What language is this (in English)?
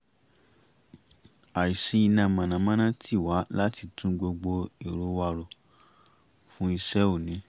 Yoruba